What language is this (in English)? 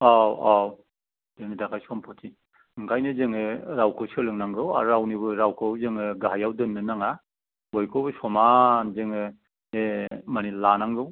Bodo